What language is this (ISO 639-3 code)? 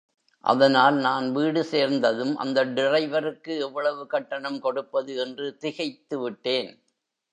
tam